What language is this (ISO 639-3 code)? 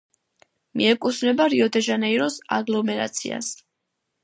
kat